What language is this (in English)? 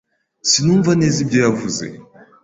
Kinyarwanda